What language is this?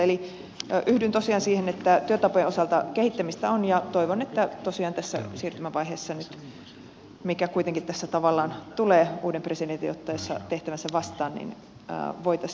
Finnish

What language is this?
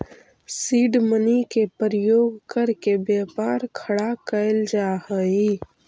Magahi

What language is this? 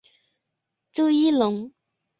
Chinese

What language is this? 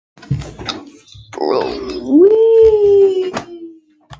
Icelandic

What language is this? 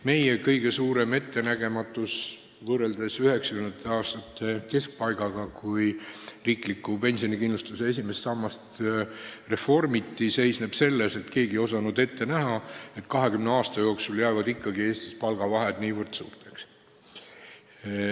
Estonian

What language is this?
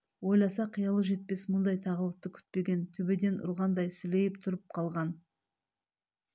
Kazakh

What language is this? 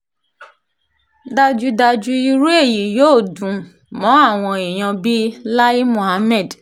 Yoruba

